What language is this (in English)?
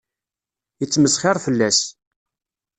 Kabyle